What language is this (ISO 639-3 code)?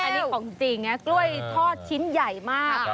tha